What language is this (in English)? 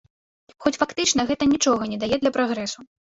Belarusian